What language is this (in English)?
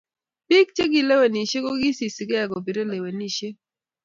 Kalenjin